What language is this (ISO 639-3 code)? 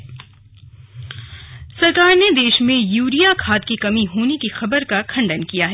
hin